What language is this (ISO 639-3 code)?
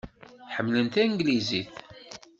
kab